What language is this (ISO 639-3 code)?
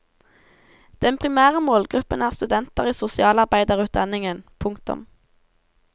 nor